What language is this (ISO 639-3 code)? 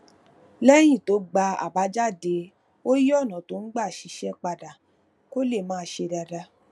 yor